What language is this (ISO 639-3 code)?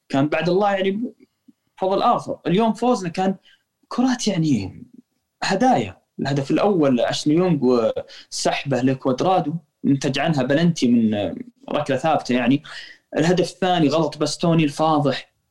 ara